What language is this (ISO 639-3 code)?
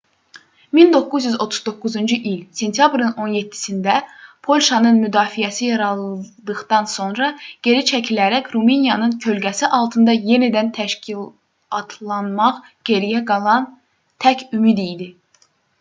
aze